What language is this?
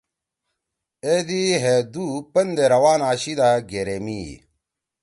Torwali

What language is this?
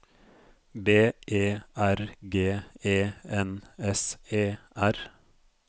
Norwegian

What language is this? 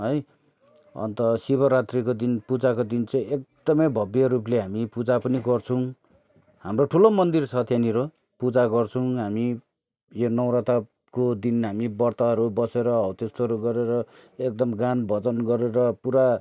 Nepali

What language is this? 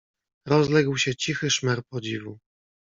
Polish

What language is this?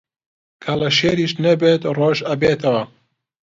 Central Kurdish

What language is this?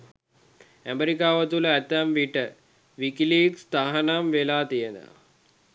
Sinhala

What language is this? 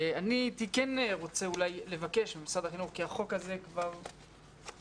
Hebrew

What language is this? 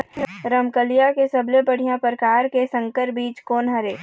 Chhattisgarhi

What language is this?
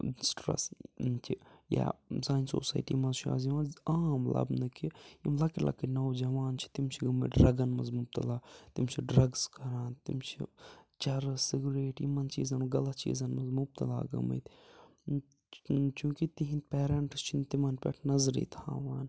Kashmiri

